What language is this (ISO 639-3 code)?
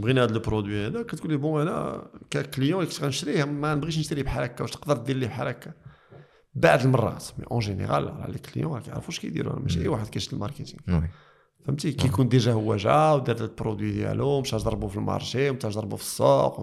ara